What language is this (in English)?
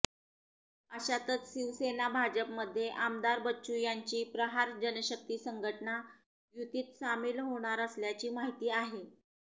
Marathi